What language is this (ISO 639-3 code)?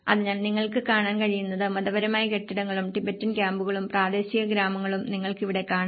mal